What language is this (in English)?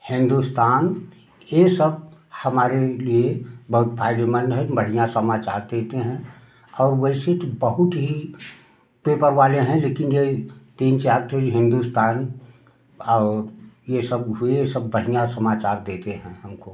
Hindi